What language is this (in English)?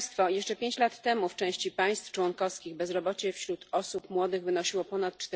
Polish